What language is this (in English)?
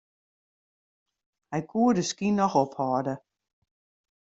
Western Frisian